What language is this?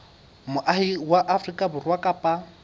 Southern Sotho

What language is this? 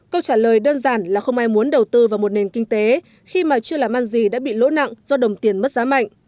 Vietnamese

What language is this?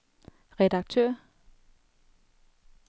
Danish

